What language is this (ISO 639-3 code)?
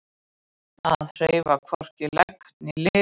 isl